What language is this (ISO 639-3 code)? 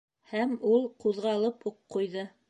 bak